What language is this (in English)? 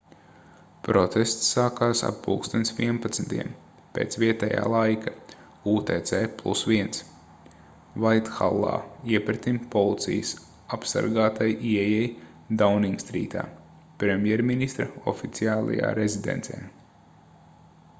Latvian